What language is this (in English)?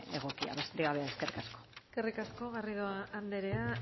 Basque